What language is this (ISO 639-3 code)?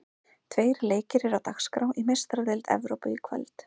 isl